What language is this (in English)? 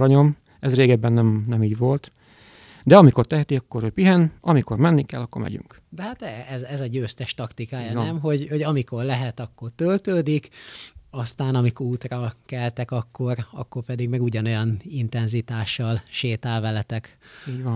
Hungarian